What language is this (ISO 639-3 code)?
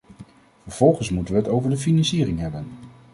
nld